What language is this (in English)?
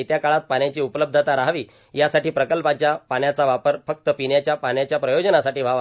Marathi